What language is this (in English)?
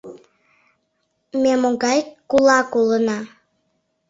Mari